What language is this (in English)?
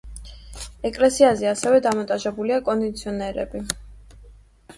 Georgian